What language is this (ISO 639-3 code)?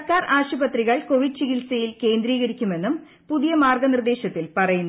mal